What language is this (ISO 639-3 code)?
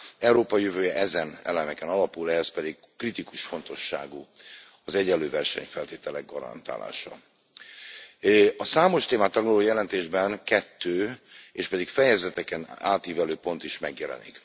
hun